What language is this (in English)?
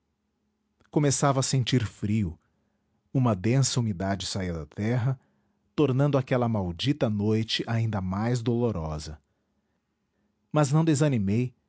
Portuguese